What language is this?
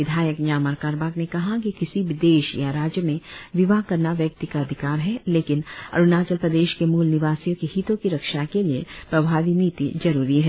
Hindi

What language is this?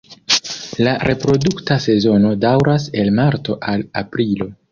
Esperanto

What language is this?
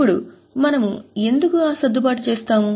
Telugu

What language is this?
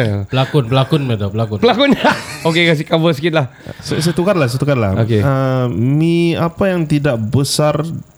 Malay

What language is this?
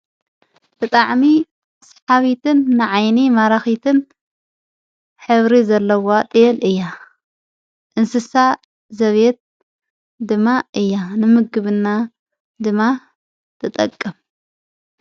Tigrinya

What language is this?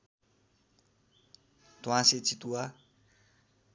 Nepali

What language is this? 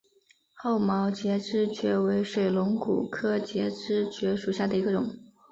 Chinese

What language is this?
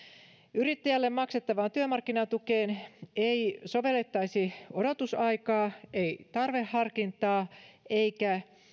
Finnish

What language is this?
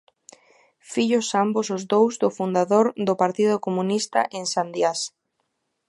Galician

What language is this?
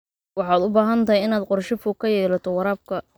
Somali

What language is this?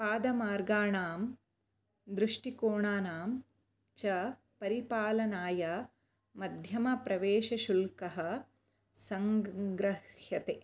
Sanskrit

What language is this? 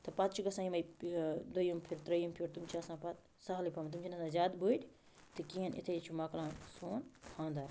Kashmiri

